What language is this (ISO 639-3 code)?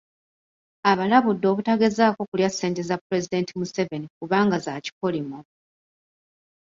lug